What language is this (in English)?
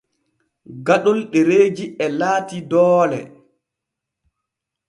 Borgu Fulfulde